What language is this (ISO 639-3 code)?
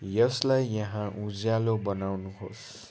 nep